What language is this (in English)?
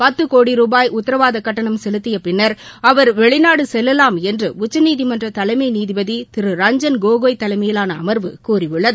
Tamil